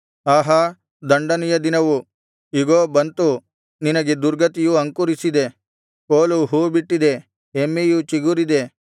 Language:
Kannada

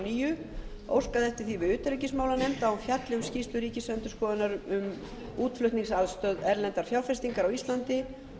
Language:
Icelandic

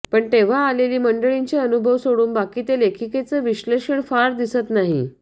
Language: Marathi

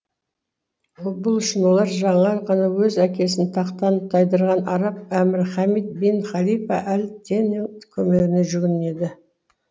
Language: Kazakh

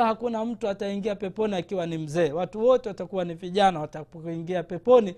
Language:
Swahili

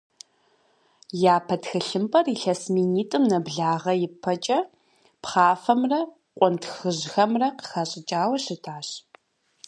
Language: Kabardian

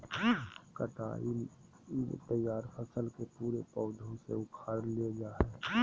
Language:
Magahi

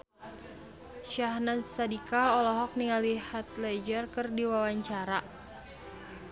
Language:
Sundanese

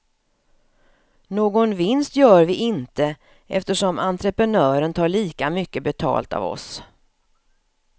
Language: Swedish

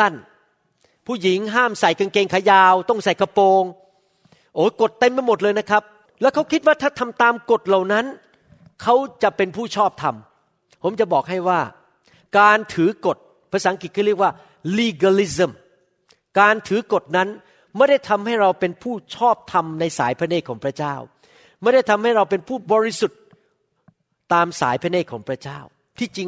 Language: Thai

